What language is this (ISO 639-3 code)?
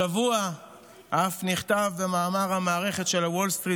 heb